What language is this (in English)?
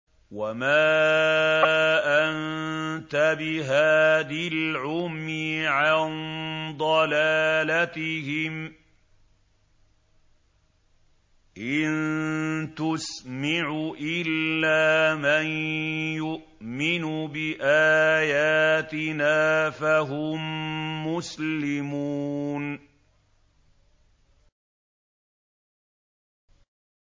Arabic